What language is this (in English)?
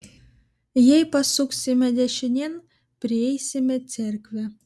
Lithuanian